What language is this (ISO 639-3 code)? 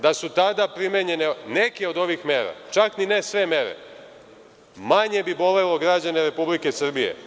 srp